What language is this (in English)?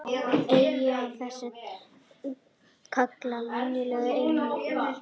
Icelandic